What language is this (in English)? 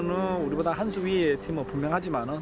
Indonesian